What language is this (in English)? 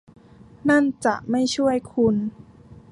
Thai